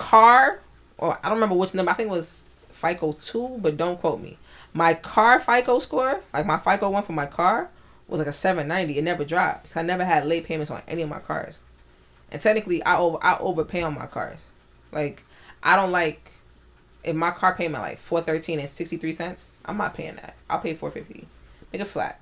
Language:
English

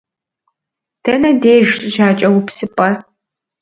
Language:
Kabardian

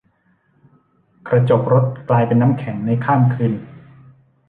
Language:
Thai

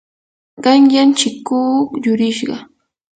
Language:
Yanahuanca Pasco Quechua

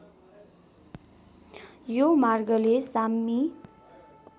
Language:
Nepali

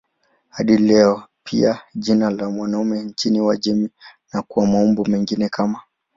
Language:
Swahili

